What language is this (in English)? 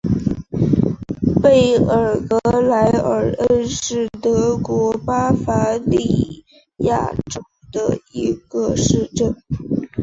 Chinese